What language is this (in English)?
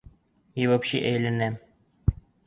Bashkir